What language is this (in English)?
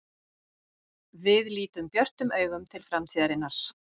Icelandic